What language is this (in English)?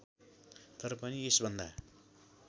Nepali